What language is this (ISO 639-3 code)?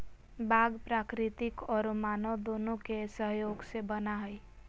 mag